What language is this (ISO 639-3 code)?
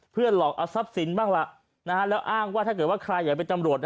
tha